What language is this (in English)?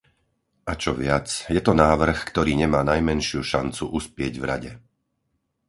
Slovak